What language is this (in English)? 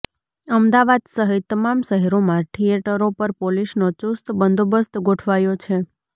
Gujarati